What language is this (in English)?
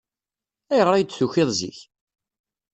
Kabyle